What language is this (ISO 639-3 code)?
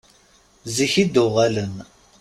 kab